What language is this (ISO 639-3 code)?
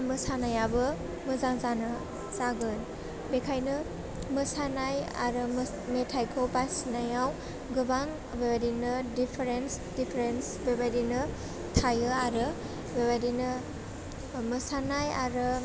brx